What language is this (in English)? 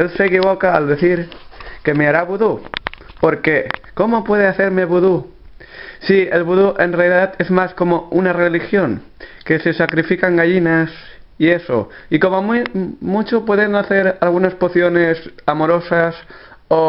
Spanish